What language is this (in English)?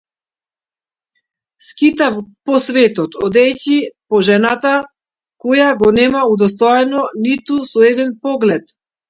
Macedonian